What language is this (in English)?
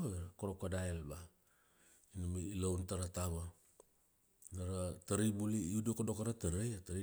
Kuanua